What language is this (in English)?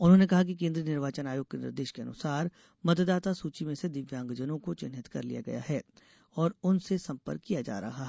Hindi